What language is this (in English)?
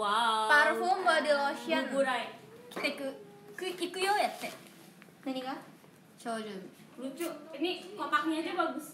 Indonesian